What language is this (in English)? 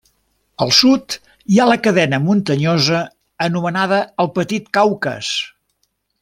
Catalan